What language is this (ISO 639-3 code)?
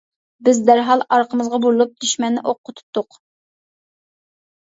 uig